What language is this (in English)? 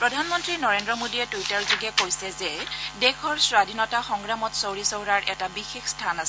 Assamese